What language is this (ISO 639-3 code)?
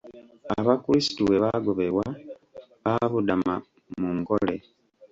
lug